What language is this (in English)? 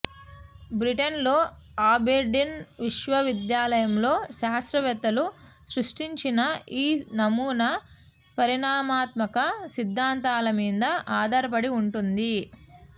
Telugu